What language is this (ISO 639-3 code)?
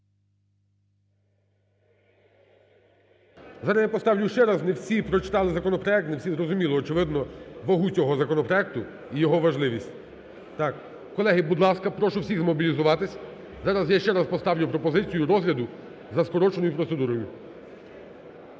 ukr